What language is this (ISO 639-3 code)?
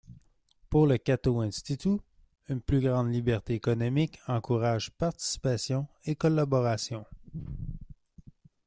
fra